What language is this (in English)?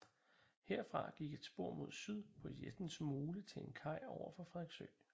Danish